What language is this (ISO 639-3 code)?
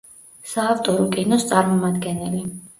kat